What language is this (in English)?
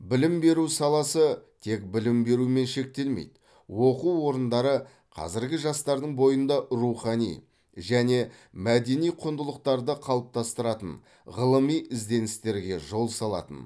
Kazakh